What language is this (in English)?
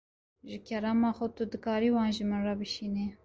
Kurdish